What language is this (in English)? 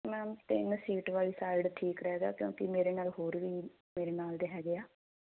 Punjabi